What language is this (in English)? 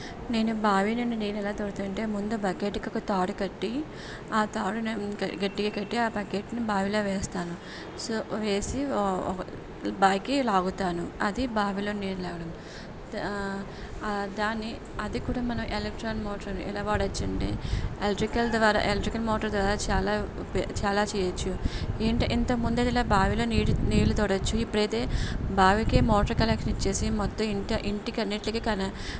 Telugu